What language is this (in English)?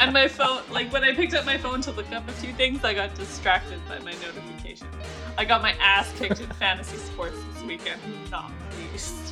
English